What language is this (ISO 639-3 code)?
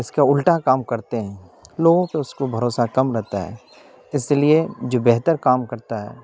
urd